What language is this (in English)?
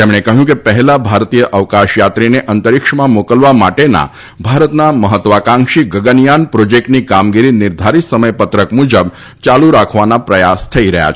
Gujarati